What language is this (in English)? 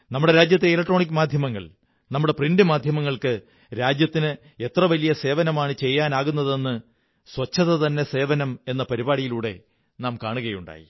Malayalam